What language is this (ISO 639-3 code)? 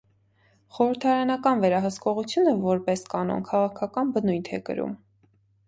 hye